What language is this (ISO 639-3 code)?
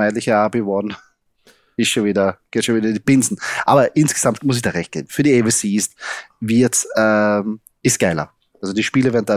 deu